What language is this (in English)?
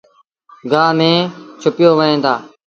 Sindhi Bhil